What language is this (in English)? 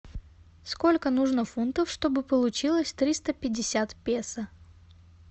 Russian